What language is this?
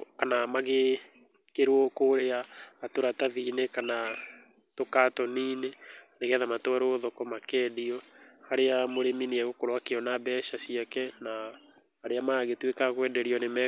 Kikuyu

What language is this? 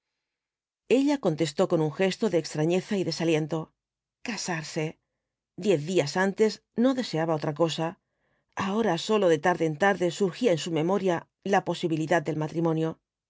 Spanish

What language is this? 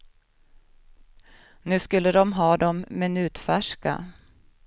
Swedish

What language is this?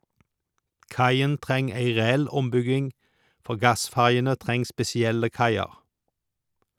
Norwegian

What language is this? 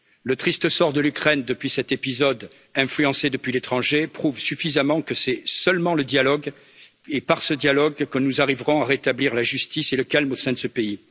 French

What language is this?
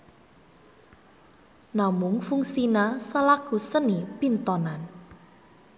Sundanese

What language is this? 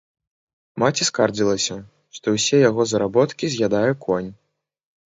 Belarusian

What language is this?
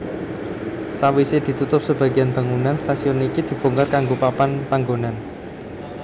Javanese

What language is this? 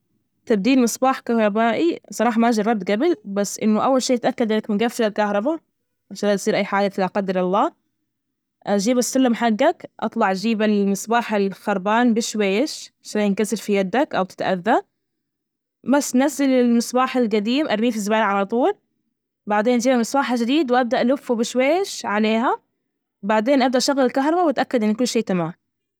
Najdi Arabic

